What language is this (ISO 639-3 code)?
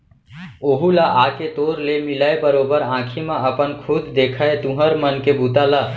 hne